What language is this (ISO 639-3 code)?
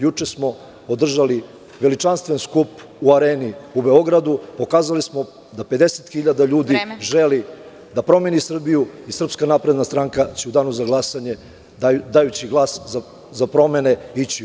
srp